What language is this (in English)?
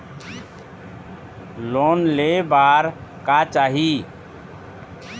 Chhattisgarhi